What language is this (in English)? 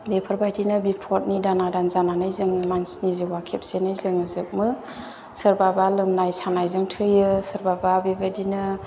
Bodo